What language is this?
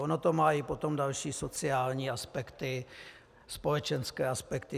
Czech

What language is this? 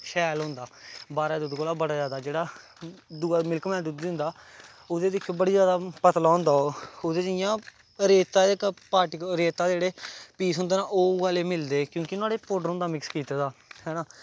Dogri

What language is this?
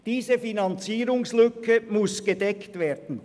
Swiss German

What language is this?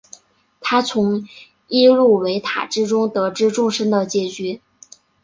Chinese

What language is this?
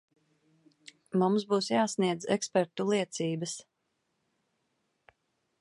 Latvian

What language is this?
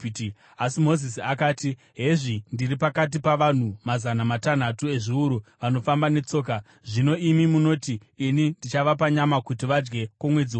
Shona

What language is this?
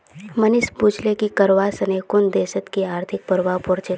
Magahi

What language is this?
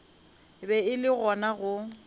Northern Sotho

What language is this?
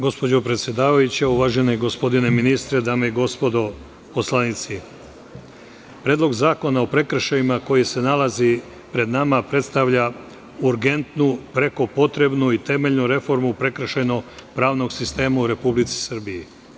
Serbian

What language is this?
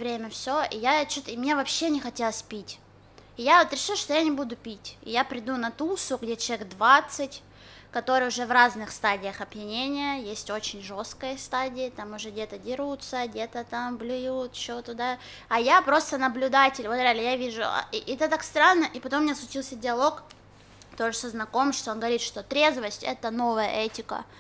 Russian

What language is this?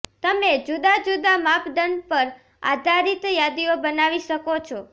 Gujarati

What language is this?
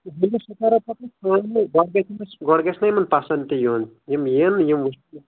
Kashmiri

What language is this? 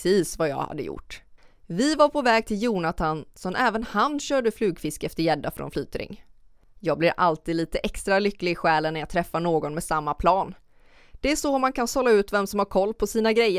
Swedish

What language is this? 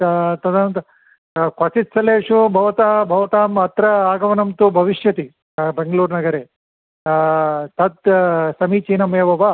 Sanskrit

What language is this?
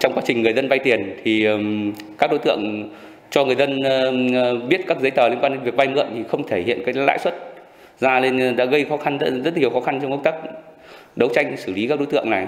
Vietnamese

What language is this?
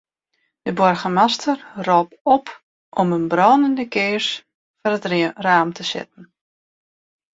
Western Frisian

